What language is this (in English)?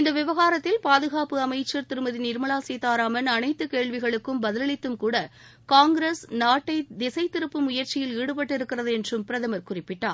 Tamil